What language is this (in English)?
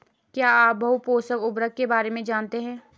Hindi